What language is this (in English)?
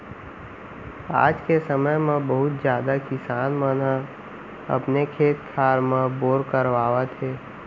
Chhattisgarhi